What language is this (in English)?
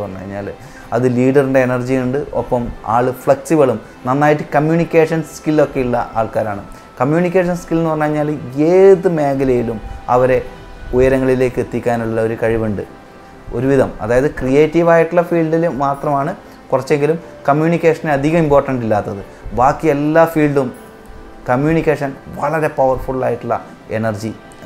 Malayalam